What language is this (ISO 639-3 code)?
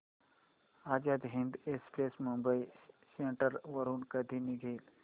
mar